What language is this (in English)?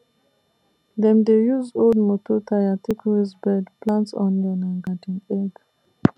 Nigerian Pidgin